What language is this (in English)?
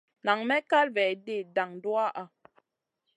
Masana